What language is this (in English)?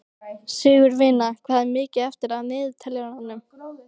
Icelandic